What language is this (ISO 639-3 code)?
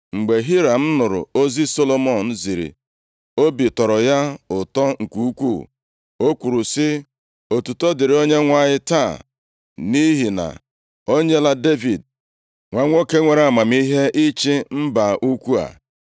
ibo